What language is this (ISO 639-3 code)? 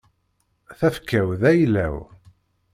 kab